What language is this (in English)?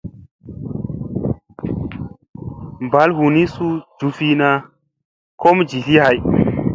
Musey